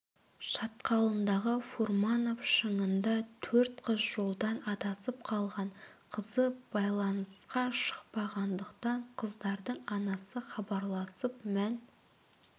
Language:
Kazakh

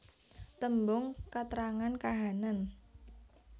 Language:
Javanese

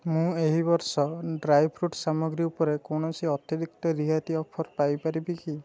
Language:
Odia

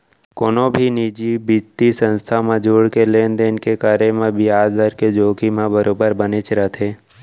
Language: Chhattisgarhi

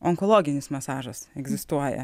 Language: Lithuanian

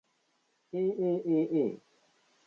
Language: Japanese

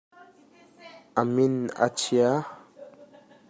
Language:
Hakha Chin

